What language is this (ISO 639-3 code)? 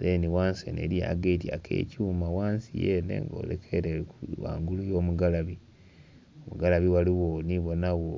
xog